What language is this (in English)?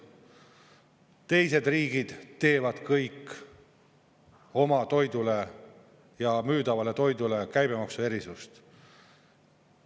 Estonian